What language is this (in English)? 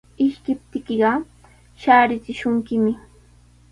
Sihuas Ancash Quechua